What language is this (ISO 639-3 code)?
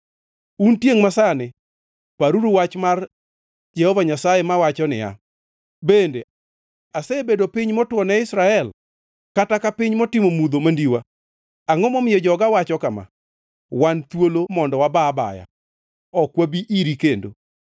luo